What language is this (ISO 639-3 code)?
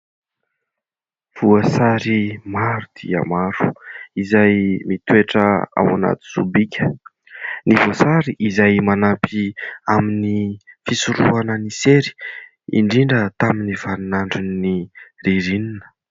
mlg